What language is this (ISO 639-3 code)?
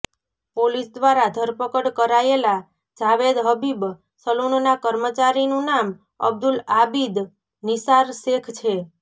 guj